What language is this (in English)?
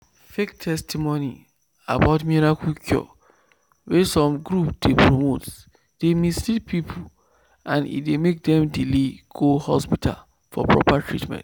Nigerian Pidgin